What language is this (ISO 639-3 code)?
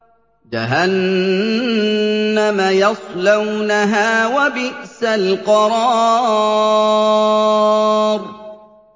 ara